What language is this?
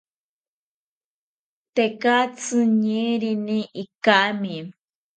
South Ucayali Ashéninka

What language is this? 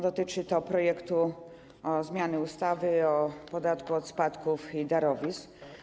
Polish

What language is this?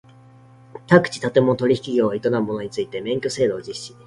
Japanese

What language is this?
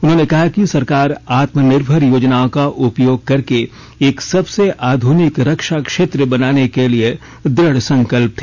Hindi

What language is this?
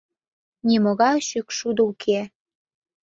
Mari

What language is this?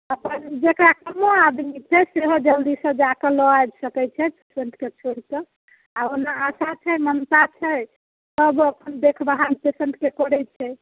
Maithili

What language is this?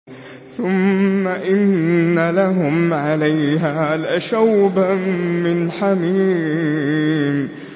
Arabic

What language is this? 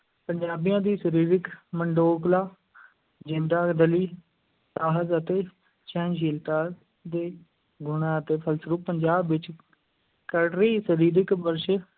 Punjabi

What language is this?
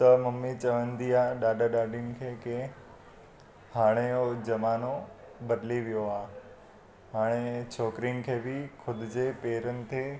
Sindhi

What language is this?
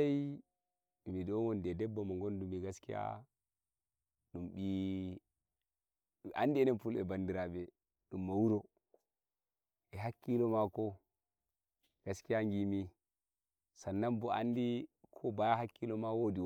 Nigerian Fulfulde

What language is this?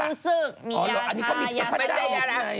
Thai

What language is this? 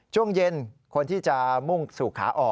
Thai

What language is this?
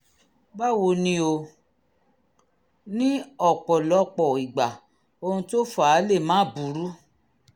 Yoruba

